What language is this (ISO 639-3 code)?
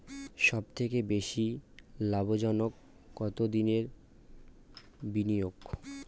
ben